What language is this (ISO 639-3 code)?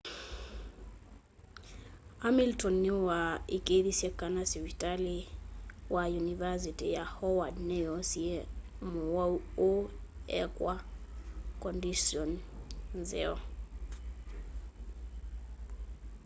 kam